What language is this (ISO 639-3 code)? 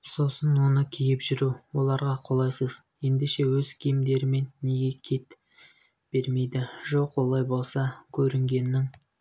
kaz